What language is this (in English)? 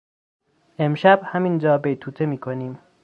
Persian